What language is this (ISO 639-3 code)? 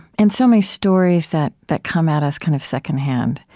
eng